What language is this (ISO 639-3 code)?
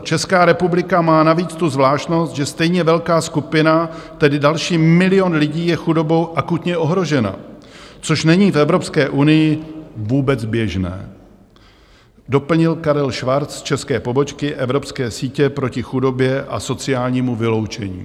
ces